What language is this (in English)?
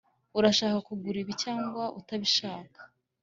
Kinyarwanda